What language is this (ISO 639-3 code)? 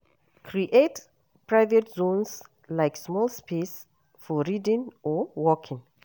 pcm